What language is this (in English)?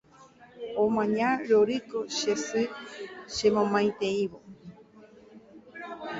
Guarani